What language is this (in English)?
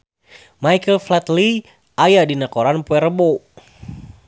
Sundanese